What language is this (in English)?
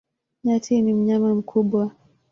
Swahili